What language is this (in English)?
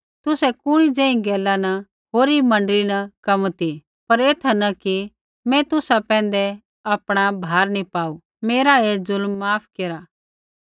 Kullu Pahari